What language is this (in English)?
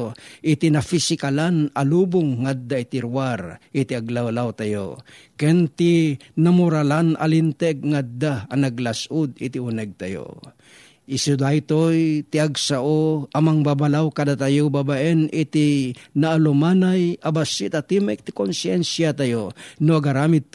Filipino